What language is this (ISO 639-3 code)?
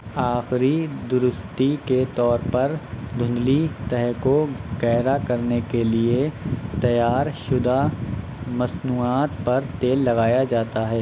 urd